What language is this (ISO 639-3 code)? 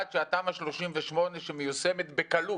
heb